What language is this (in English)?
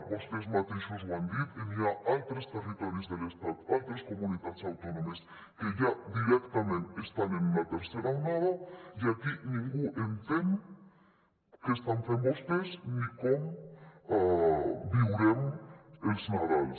Catalan